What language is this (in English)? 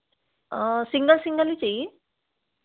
Hindi